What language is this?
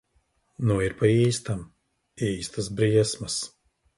Latvian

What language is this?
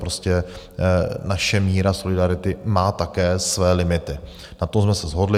Czech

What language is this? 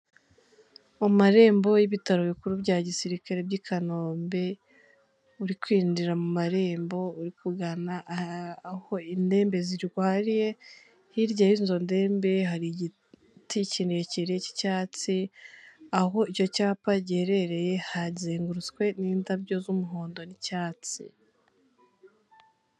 Kinyarwanda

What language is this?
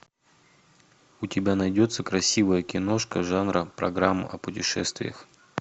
Russian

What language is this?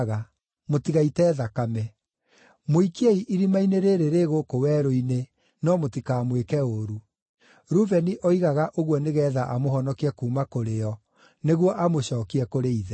Kikuyu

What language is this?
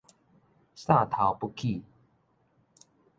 Min Nan Chinese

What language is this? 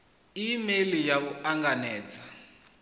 Venda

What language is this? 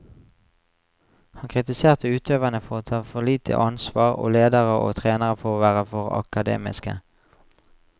Norwegian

